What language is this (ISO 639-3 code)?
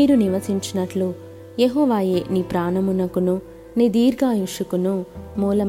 tel